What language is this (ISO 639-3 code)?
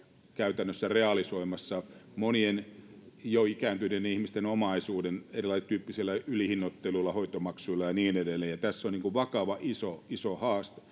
fin